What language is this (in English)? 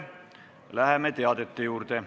Estonian